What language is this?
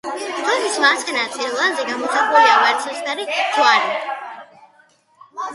Georgian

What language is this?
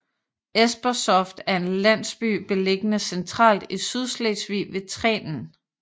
Danish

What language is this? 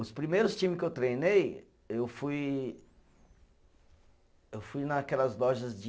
Portuguese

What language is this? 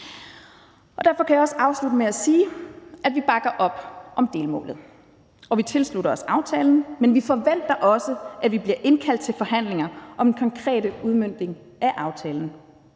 Danish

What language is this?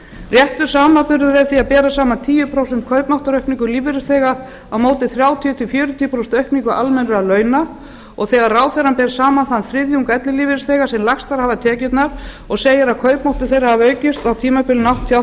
Icelandic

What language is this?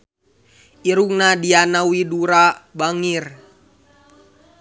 Sundanese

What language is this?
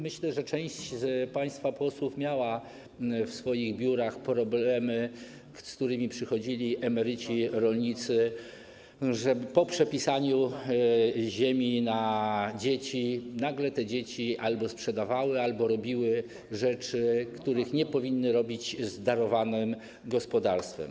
Polish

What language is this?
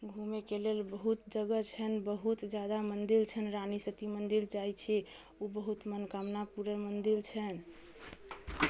Maithili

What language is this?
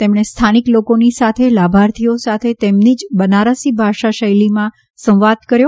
Gujarati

